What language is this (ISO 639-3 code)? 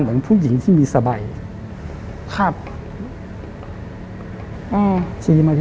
tha